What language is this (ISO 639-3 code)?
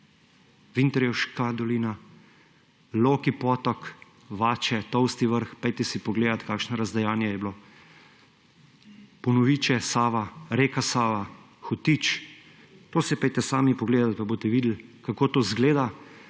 slv